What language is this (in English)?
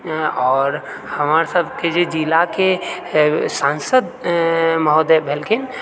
Maithili